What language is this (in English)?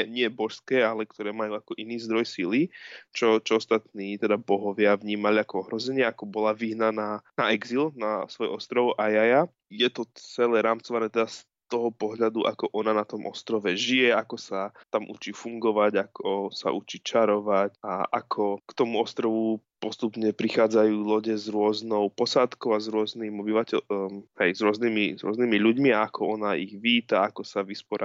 Slovak